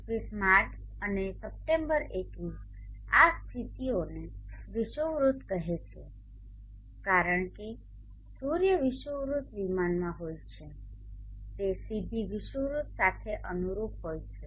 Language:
Gujarati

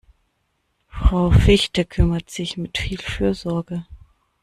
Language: German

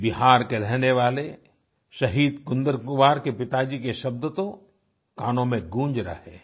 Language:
Hindi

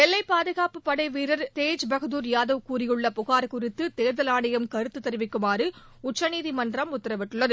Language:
Tamil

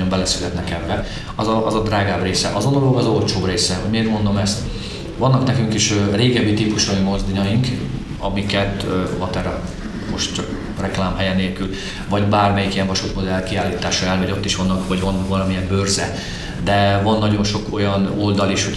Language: Hungarian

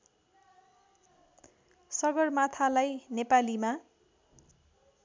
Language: Nepali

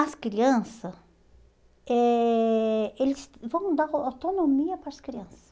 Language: Portuguese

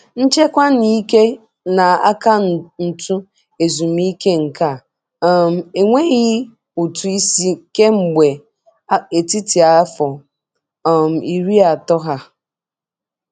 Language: Igbo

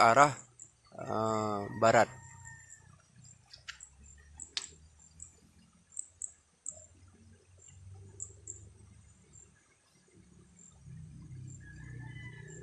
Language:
Indonesian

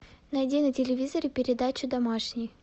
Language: Russian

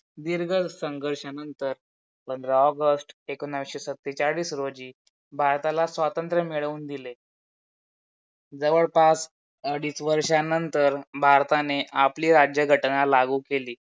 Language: Marathi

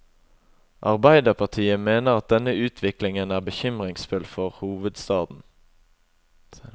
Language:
Norwegian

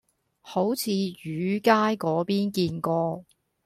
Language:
Cantonese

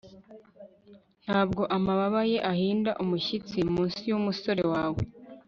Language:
Kinyarwanda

